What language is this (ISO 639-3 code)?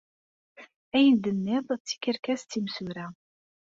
kab